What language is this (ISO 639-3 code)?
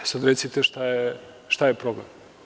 srp